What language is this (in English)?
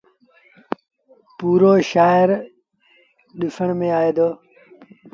Sindhi Bhil